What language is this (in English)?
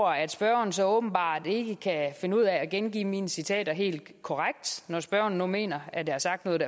Danish